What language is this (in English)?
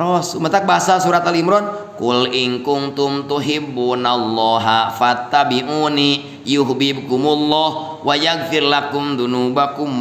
Indonesian